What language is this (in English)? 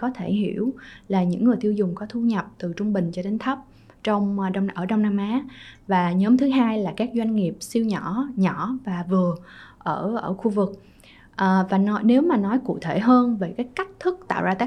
Vietnamese